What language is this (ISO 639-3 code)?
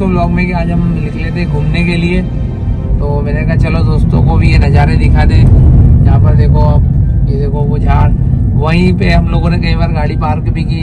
hin